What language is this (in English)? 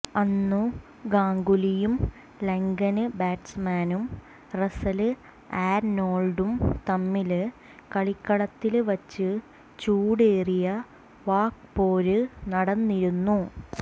Malayalam